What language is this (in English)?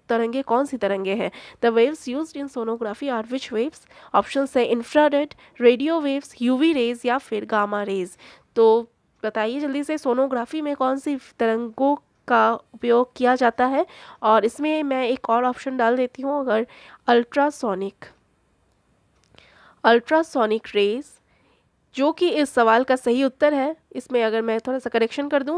Hindi